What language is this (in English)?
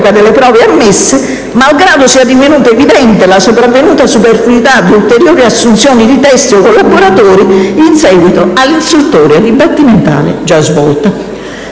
Italian